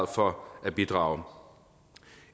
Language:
Danish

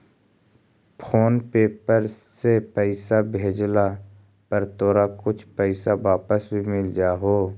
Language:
Magahi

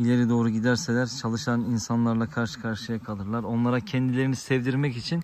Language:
Turkish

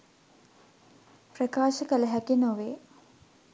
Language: Sinhala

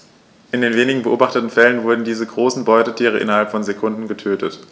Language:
German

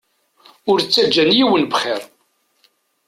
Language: Kabyle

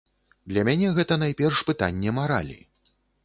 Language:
Belarusian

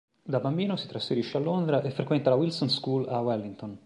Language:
Italian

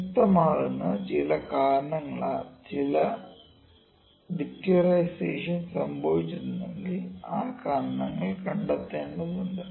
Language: Malayalam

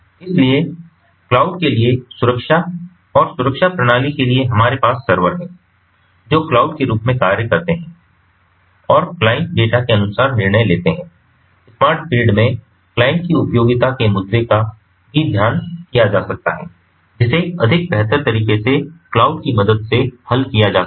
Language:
Hindi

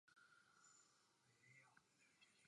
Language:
Czech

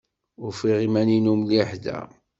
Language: Kabyle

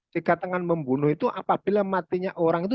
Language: Indonesian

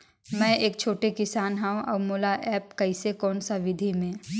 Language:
Chhattisgarhi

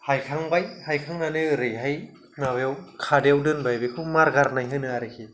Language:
Bodo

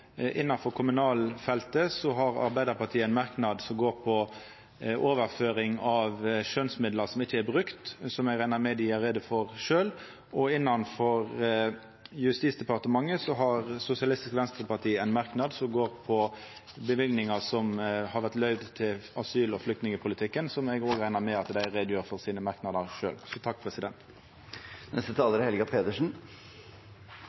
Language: Norwegian Nynorsk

